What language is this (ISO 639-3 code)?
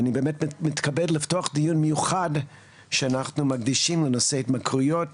heb